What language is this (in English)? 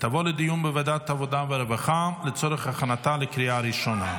Hebrew